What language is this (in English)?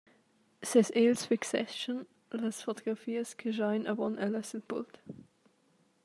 Romansh